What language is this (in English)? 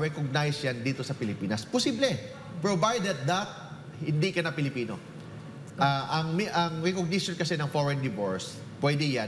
Filipino